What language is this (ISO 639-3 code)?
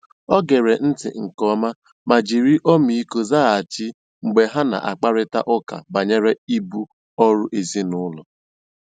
ibo